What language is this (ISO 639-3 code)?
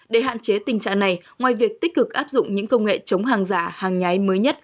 vie